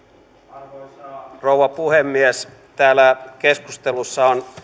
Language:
Finnish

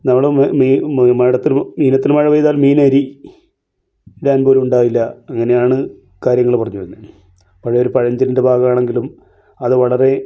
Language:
Malayalam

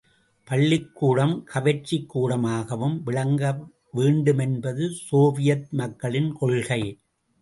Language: Tamil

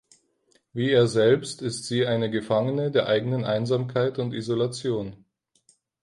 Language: German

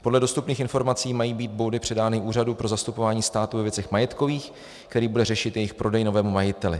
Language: Czech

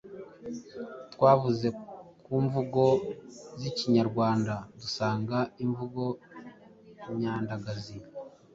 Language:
Kinyarwanda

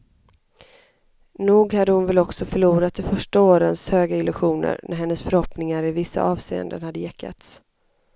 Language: Swedish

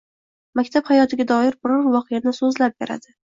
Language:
Uzbek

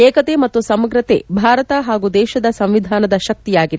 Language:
Kannada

